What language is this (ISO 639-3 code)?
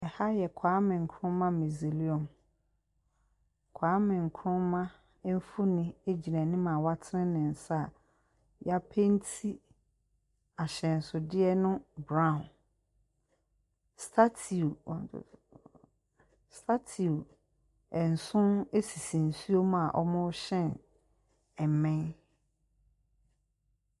aka